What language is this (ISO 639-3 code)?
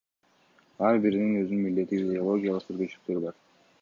kir